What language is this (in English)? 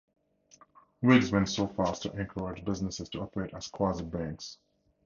English